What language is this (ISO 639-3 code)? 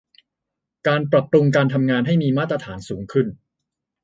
tha